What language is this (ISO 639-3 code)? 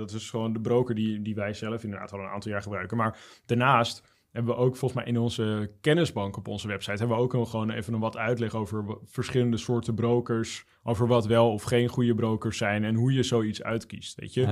nld